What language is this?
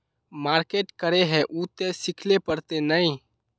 Magahi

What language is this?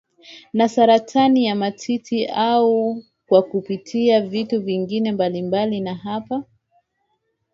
Swahili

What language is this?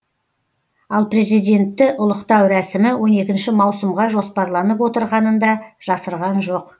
Kazakh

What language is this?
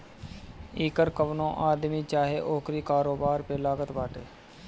Bhojpuri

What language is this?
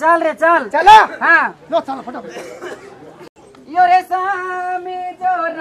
Hindi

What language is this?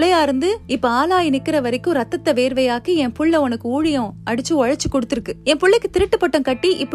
Tamil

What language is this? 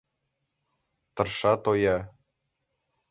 Mari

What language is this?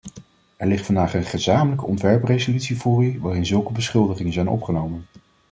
Dutch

